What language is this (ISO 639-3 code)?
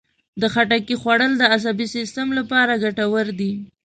pus